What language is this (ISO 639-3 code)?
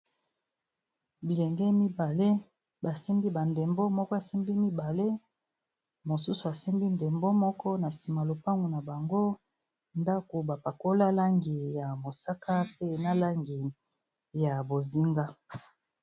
lin